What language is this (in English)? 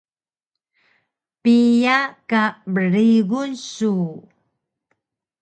Taroko